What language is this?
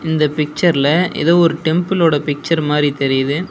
Tamil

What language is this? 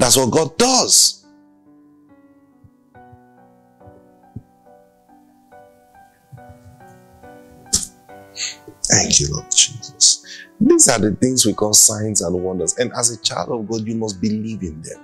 English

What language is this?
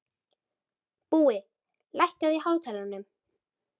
Icelandic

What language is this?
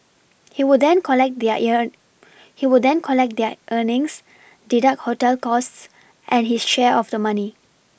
English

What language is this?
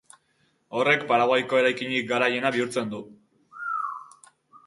Basque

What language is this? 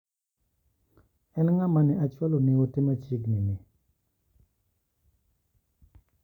Luo (Kenya and Tanzania)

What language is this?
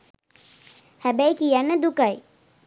Sinhala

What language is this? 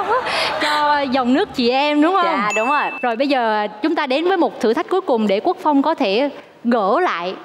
Vietnamese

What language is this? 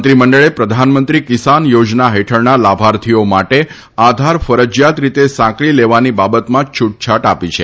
Gujarati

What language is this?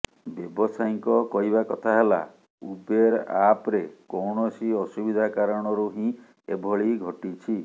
Odia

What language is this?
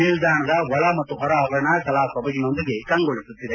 Kannada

